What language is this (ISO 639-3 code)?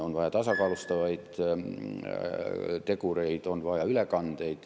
est